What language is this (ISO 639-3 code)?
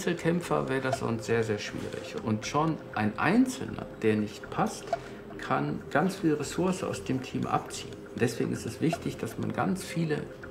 deu